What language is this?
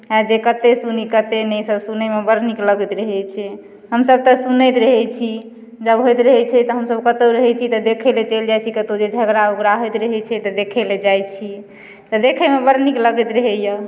Maithili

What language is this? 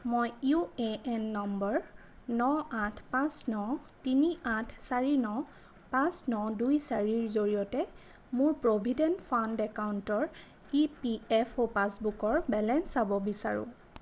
Assamese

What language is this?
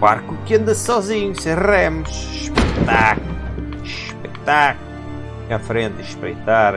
Portuguese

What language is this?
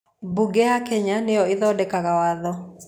Kikuyu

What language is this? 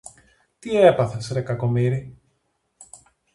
Greek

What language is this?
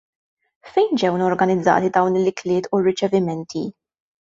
Maltese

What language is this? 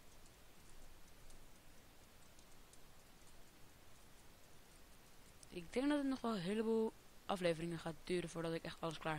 Dutch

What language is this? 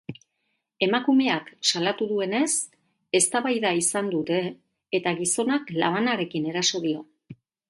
Basque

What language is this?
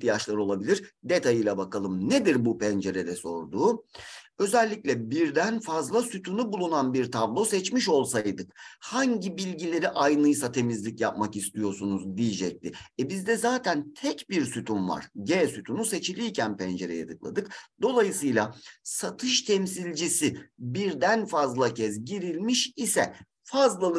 Turkish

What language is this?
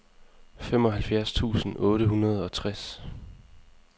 Danish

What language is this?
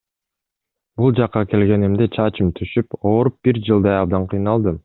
Kyrgyz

